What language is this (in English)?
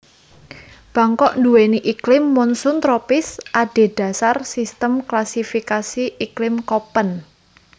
Javanese